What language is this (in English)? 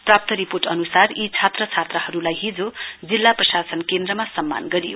Nepali